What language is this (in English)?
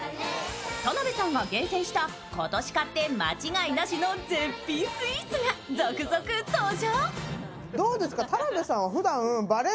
Japanese